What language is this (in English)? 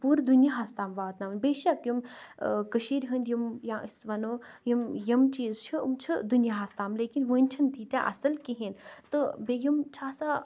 Kashmiri